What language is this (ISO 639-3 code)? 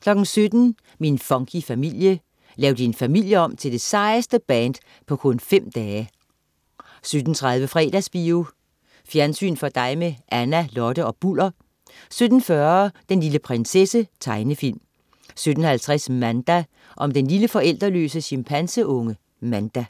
dan